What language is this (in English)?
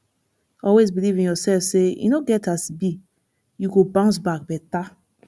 Nigerian Pidgin